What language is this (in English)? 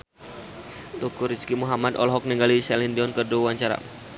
Sundanese